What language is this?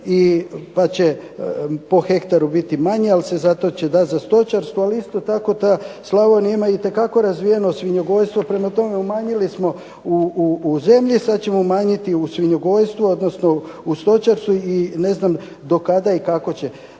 Croatian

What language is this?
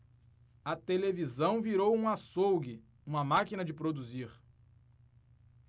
Portuguese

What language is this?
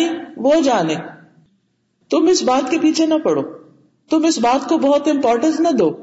Urdu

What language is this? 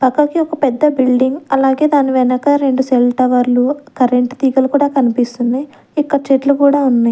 Telugu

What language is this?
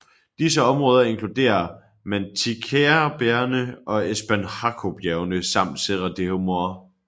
Danish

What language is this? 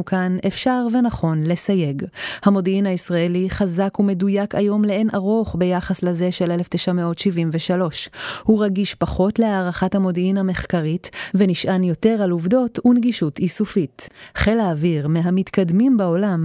Hebrew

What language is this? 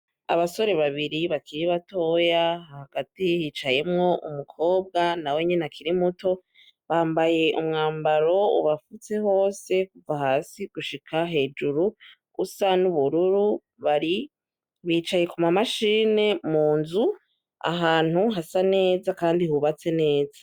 Rundi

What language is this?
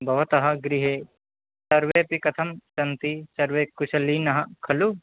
Sanskrit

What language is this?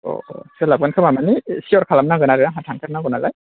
Bodo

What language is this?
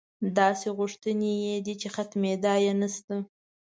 Pashto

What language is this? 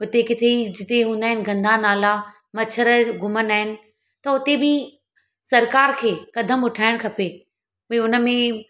Sindhi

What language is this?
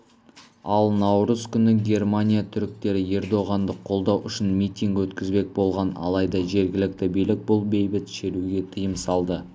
Kazakh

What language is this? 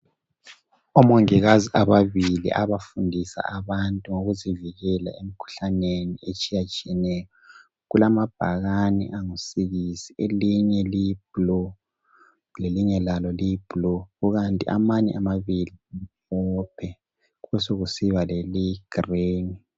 North Ndebele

